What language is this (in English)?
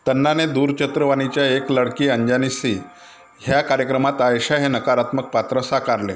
Marathi